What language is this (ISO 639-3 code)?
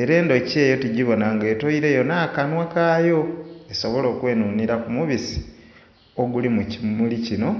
xog